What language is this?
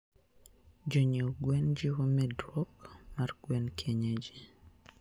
Luo (Kenya and Tanzania)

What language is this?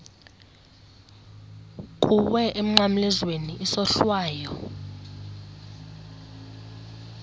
Xhosa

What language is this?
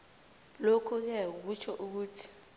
South Ndebele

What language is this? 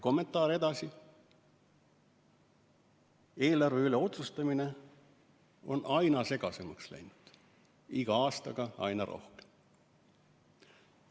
Estonian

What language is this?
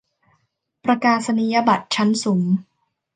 Thai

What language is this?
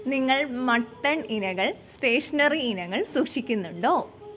Malayalam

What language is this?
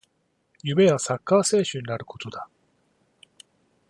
Japanese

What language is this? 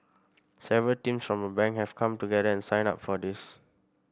English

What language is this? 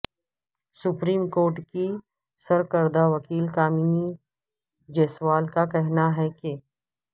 Urdu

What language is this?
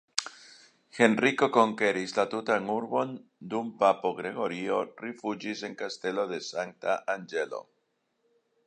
Esperanto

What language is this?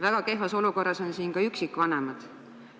Estonian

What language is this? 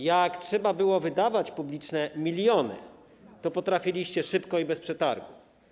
Polish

